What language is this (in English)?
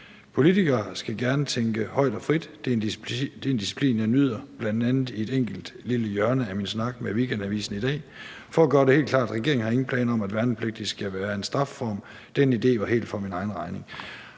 Danish